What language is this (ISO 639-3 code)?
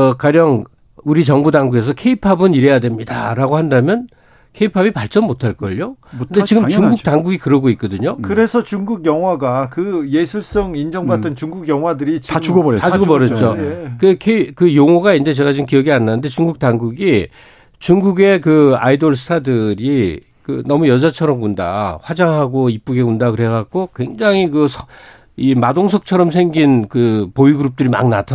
kor